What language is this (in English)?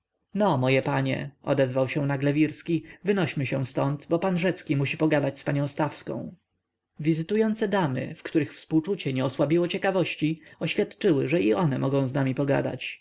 Polish